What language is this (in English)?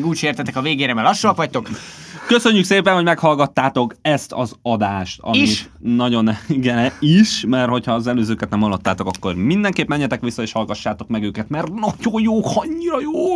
Hungarian